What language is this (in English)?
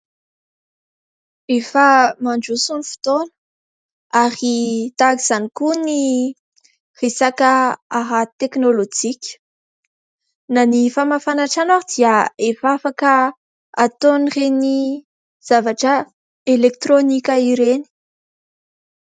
Malagasy